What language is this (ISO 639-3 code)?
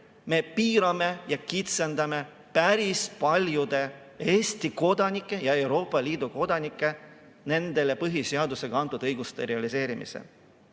est